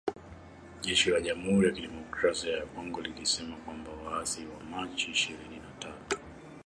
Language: Swahili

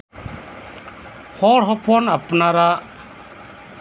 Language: Santali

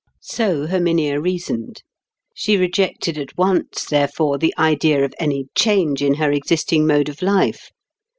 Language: English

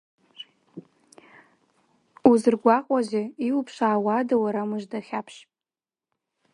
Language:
Abkhazian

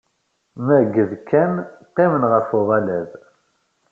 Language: Kabyle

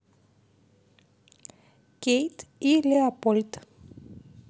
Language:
Russian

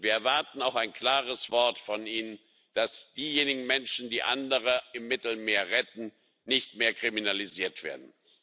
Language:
German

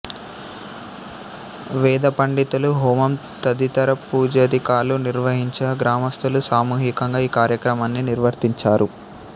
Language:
Telugu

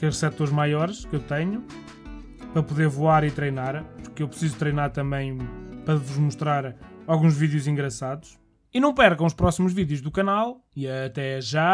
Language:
Portuguese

